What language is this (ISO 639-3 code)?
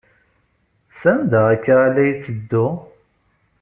kab